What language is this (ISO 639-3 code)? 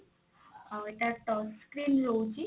ori